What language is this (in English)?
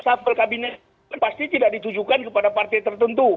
Indonesian